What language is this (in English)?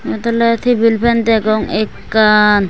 Chakma